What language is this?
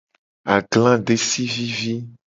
Gen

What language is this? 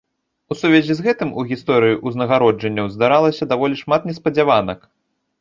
Belarusian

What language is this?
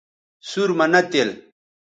Bateri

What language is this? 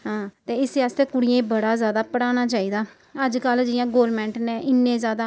Dogri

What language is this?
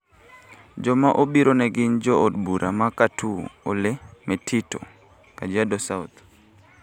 Luo (Kenya and Tanzania)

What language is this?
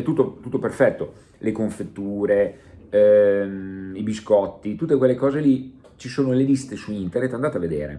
Italian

